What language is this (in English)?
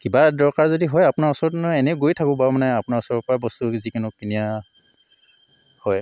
Assamese